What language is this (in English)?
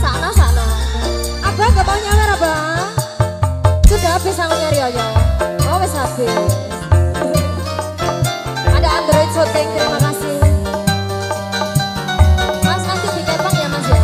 Indonesian